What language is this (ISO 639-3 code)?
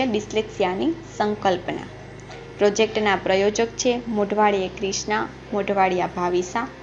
guj